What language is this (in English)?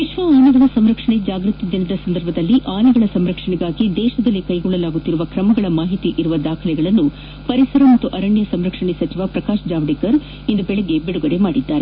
Kannada